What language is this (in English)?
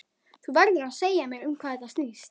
Icelandic